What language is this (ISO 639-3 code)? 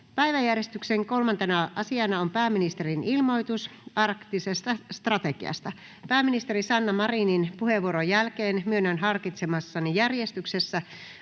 fin